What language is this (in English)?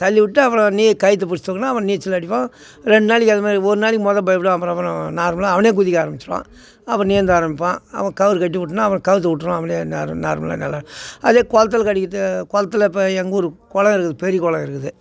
Tamil